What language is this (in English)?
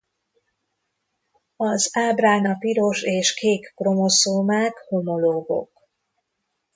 Hungarian